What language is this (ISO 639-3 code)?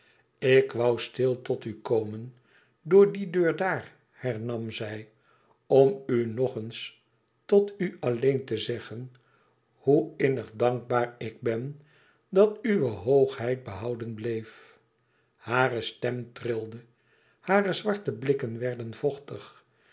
nld